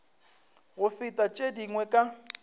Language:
Northern Sotho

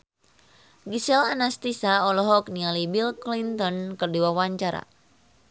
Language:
Sundanese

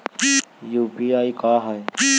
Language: Magahi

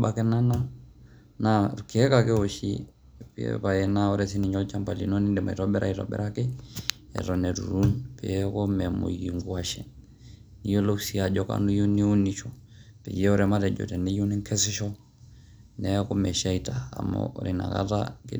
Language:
Masai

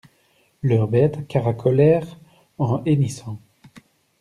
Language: French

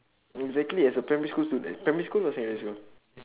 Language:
English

